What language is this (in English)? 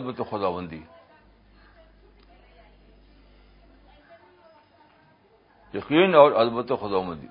Urdu